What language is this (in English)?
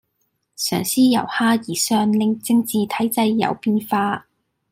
Cantonese